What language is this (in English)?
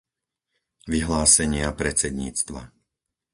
Slovak